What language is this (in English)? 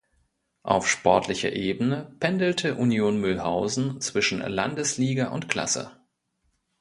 German